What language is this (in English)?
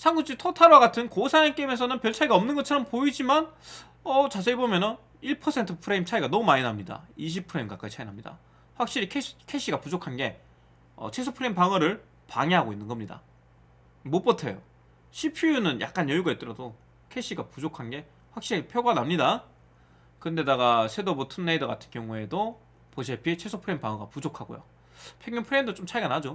Korean